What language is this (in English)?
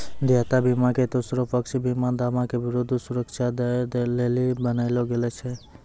Maithili